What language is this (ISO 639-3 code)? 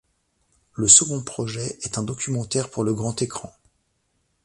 fra